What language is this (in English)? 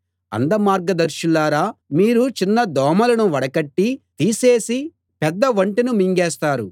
Telugu